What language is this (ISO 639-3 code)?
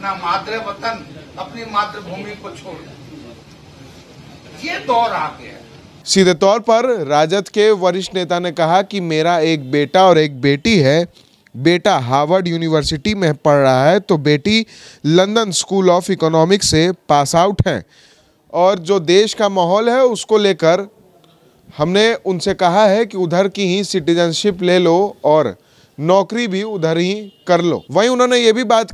hin